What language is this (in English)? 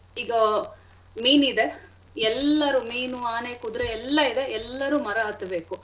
Kannada